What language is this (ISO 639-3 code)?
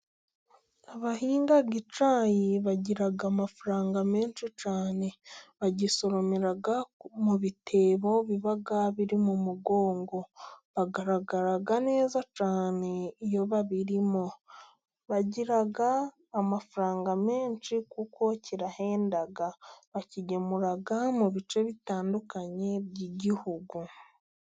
kin